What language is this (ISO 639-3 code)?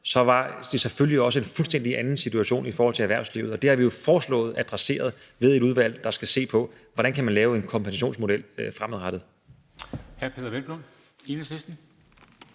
dan